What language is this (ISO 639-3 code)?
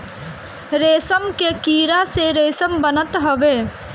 bho